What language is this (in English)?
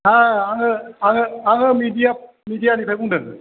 Bodo